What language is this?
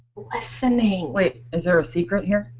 English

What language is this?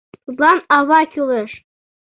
Mari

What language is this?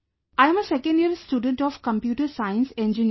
English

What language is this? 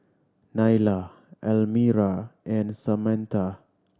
English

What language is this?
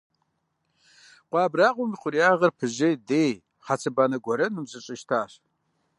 Kabardian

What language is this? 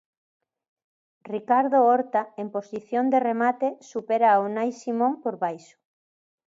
Galician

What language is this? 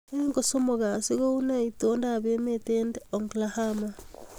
Kalenjin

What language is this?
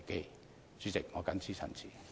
Cantonese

